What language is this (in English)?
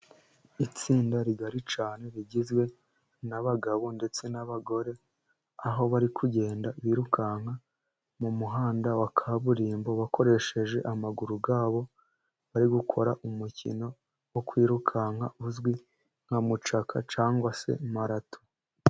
Kinyarwanda